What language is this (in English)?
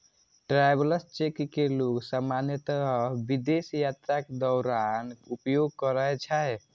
Maithili